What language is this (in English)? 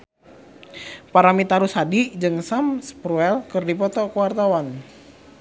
Sundanese